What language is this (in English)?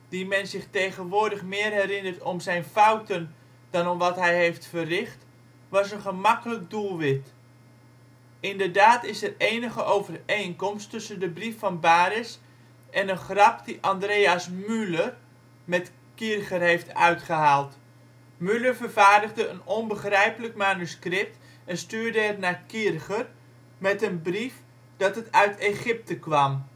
Dutch